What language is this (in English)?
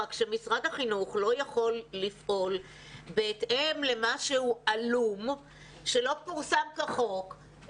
Hebrew